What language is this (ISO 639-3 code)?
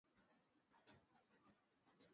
swa